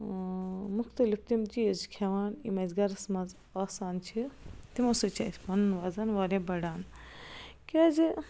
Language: Kashmiri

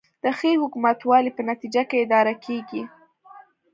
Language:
Pashto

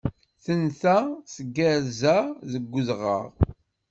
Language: Kabyle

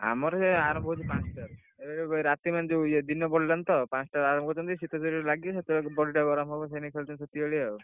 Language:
Odia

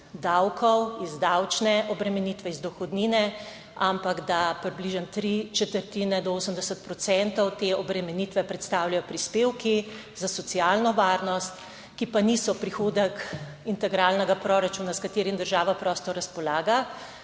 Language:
Slovenian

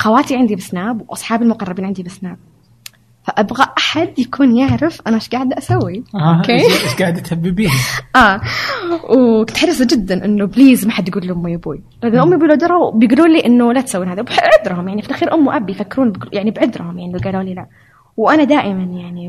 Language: Arabic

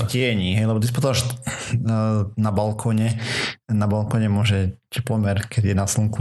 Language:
Slovak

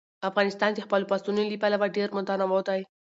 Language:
Pashto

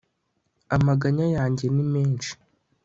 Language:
Kinyarwanda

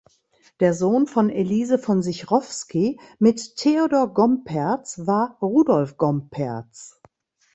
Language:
German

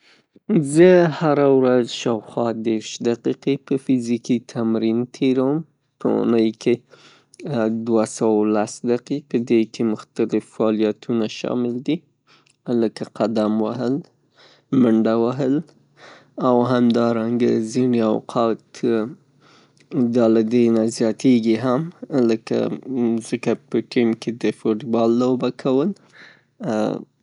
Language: Pashto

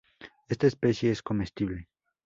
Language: Spanish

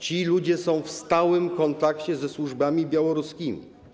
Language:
Polish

